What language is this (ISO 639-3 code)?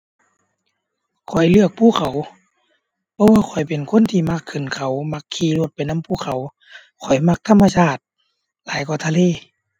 tha